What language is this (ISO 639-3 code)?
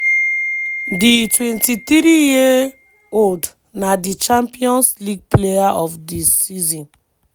pcm